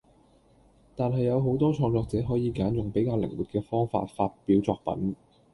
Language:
Cantonese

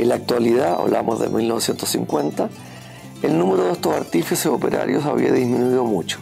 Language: Spanish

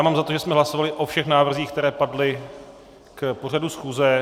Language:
Czech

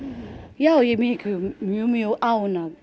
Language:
Icelandic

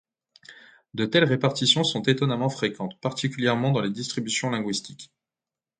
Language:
French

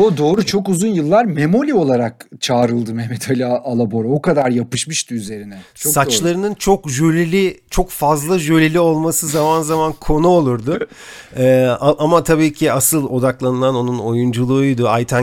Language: Turkish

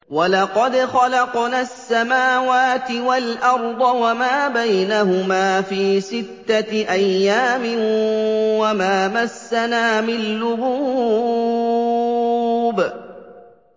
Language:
Arabic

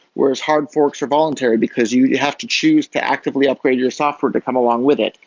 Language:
English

